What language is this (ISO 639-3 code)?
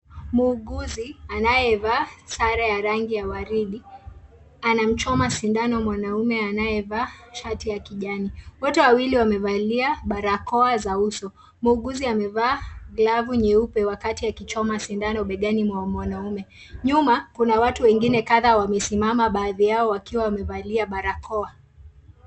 swa